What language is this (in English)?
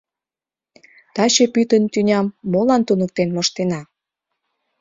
Mari